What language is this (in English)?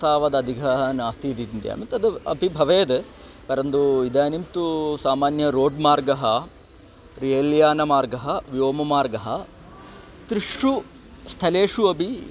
Sanskrit